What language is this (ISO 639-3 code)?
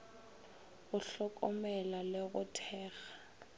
nso